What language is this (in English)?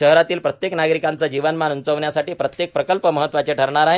Marathi